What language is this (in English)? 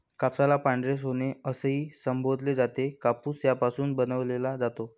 Marathi